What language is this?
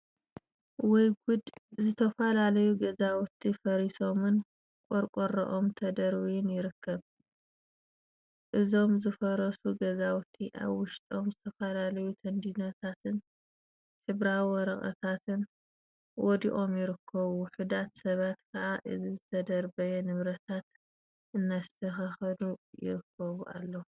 Tigrinya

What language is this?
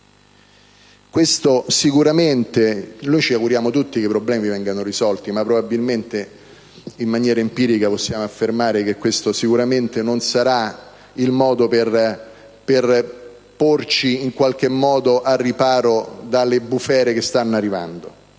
Italian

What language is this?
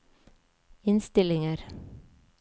Norwegian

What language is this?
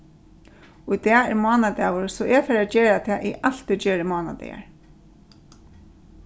Faroese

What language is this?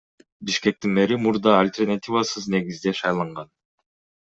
Kyrgyz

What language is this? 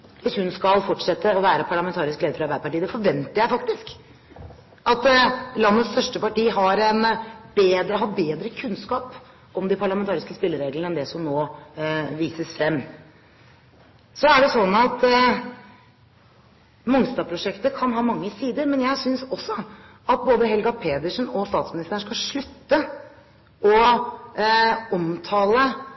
Norwegian Bokmål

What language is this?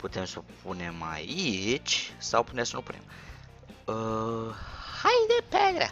Romanian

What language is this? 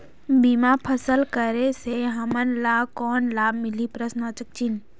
Chhattisgarhi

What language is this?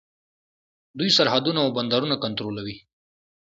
Pashto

